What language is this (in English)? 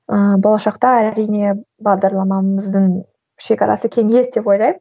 Kazakh